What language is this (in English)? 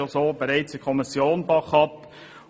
Swiss German